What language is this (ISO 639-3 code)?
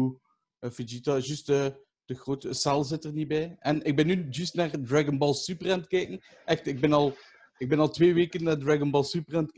nld